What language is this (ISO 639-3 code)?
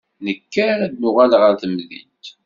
kab